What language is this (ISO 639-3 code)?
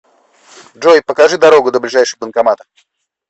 rus